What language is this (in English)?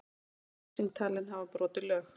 Icelandic